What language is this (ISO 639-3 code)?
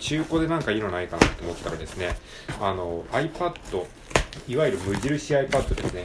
jpn